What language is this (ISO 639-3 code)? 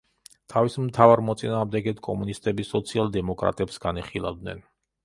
kat